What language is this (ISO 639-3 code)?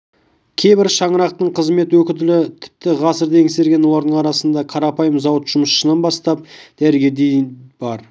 kaz